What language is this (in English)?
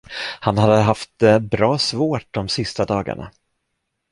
Swedish